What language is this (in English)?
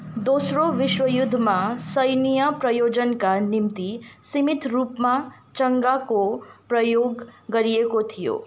Nepali